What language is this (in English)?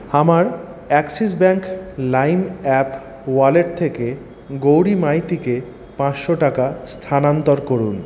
Bangla